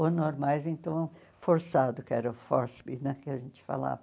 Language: Portuguese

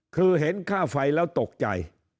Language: Thai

